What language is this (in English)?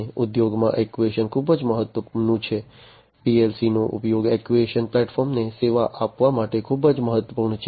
Gujarati